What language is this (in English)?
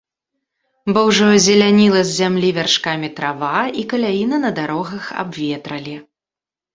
Belarusian